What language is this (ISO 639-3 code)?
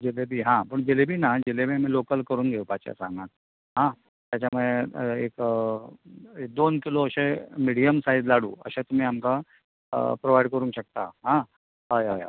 kok